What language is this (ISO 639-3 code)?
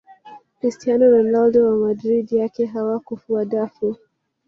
swa